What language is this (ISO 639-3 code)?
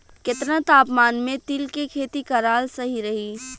bho